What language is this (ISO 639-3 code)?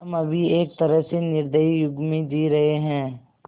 hin